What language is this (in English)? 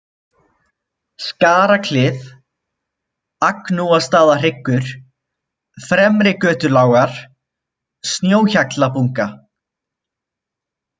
Icelandic